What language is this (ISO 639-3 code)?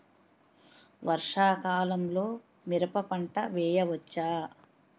tel